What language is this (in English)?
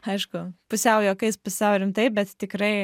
Lithuanian